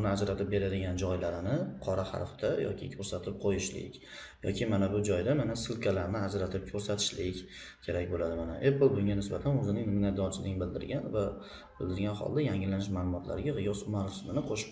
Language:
Turkish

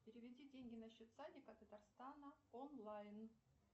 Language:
Russian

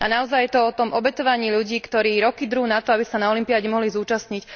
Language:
Slovak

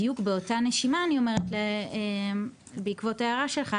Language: Hebrew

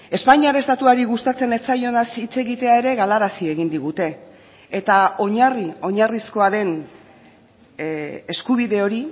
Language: Basque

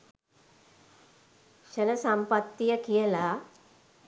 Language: Sinhala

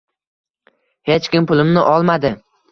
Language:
Uzbek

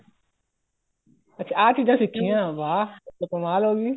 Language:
Punjabi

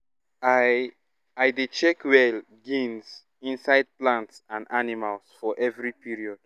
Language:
Nigerian Pidgin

